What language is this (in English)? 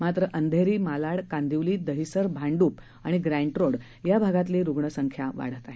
Marathi